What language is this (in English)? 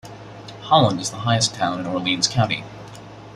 English